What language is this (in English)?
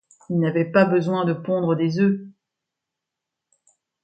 French